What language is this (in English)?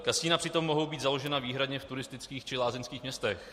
Czech